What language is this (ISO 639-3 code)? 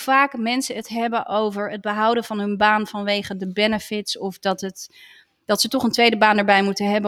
nld